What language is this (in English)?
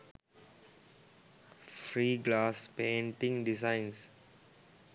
Sinhala